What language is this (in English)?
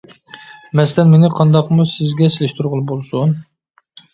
Uyghur